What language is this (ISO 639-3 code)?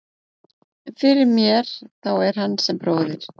isl